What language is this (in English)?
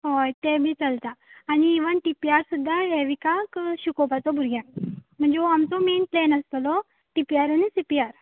Konkani